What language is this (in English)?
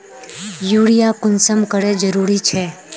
Magahi